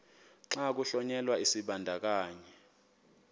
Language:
Xhosa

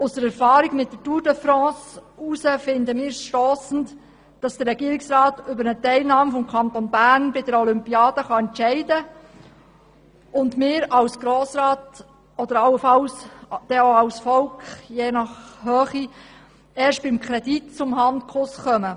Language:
Swiss German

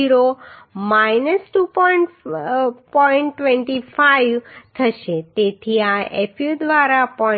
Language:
Gujarati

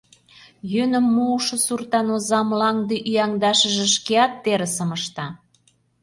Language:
Mari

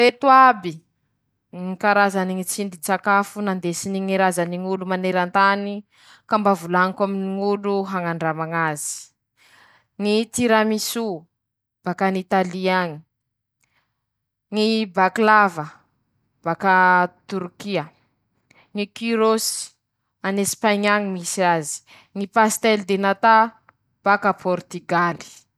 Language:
Masikoro Malagasy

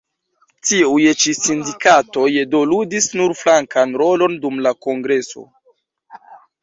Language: Esperanto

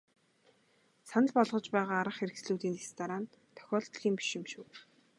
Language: Mongolian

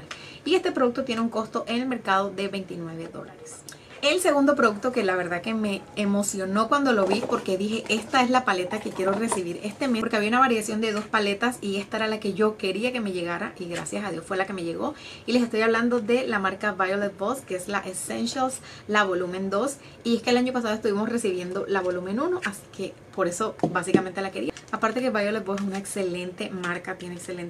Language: Spanish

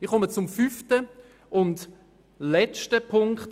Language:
Swiss German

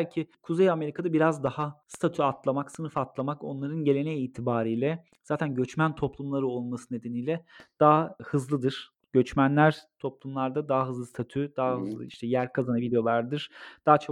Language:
Turkish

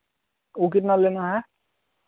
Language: Hindi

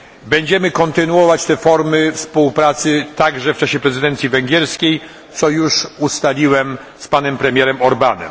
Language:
Polish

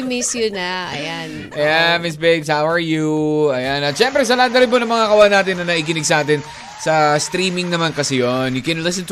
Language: Filipino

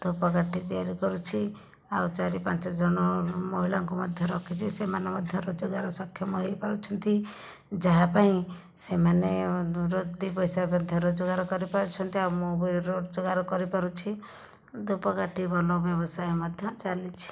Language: Odia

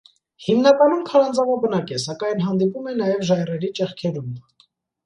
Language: Armenian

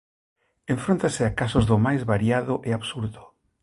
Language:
Galician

